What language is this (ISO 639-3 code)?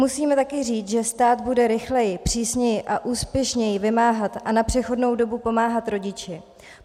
ces